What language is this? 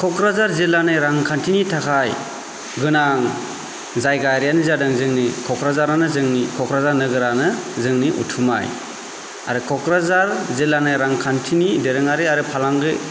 Bodo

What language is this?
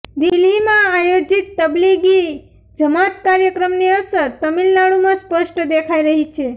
Gujarati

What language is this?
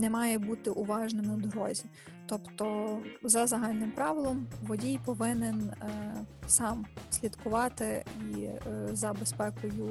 Ukrainian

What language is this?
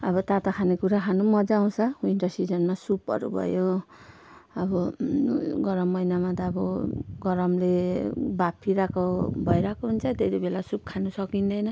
Nepali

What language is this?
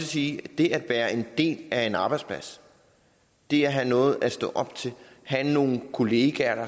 Danish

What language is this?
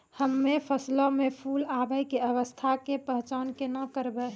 Maithili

